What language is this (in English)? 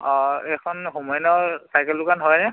Assamese